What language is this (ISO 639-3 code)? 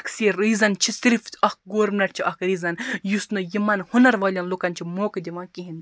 kas